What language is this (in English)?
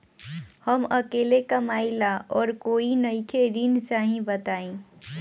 Bhojpuri